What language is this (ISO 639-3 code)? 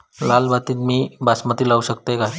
mar